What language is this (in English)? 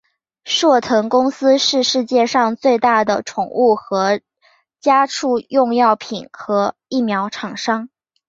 Chinese